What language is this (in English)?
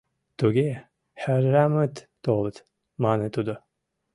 Mari